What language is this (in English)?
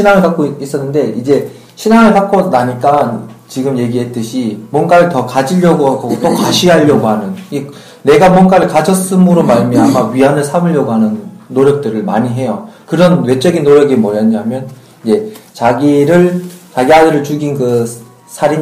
Korean